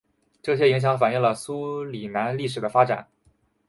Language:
Chinese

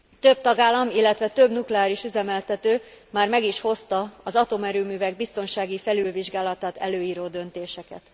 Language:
Hungarian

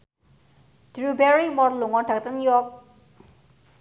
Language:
Javanese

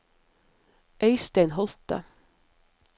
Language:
Norwegian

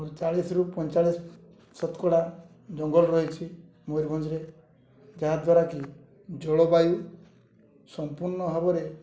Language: Odia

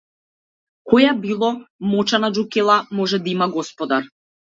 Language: Macedonian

